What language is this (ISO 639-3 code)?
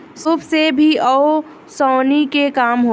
bho